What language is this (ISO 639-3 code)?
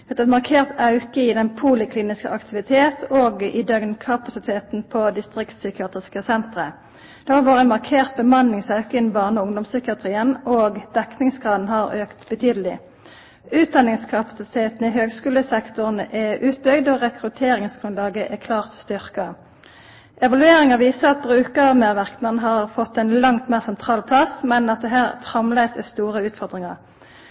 nno